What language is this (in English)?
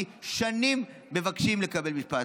Hebrew